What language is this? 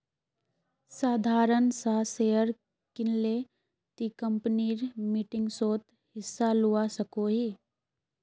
Magahi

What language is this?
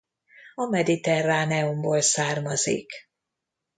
Hungarian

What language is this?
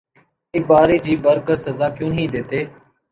Urdu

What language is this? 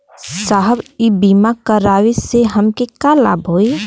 Bhojpuri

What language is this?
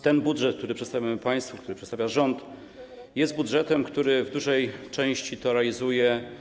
Polish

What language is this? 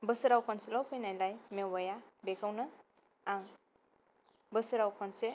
Bodo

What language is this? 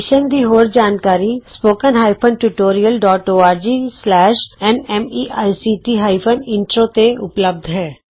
Punjabi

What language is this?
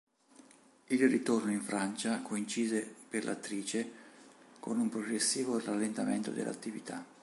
Italian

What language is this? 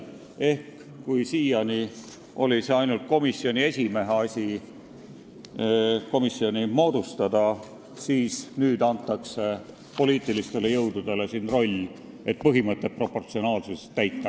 Estonian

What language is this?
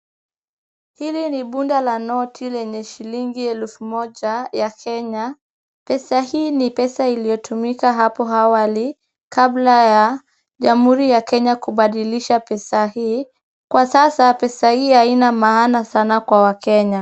Swahili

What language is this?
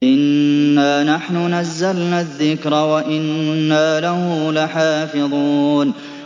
Arabic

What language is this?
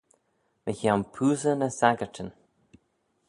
Manx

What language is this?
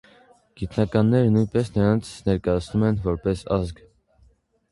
Armenian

